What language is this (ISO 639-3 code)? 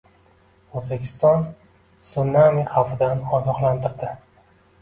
uzb